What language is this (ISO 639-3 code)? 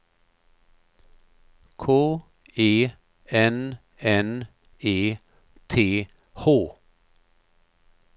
swe